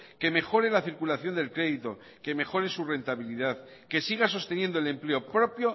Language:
Spanish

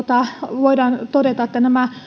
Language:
Finnish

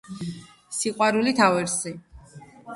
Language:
Georgian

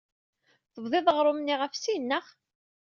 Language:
Kabyle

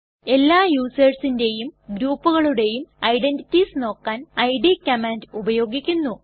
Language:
Malayalam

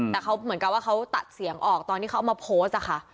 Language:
Thai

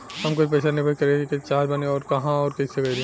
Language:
Bhojpuri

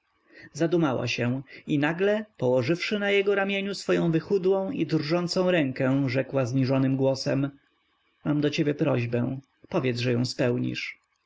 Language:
Polish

